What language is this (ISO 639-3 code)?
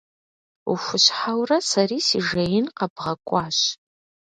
kbd